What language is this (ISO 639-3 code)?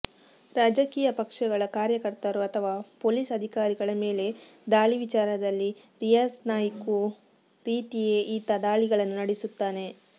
kan